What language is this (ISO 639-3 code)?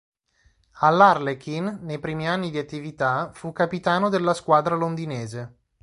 ita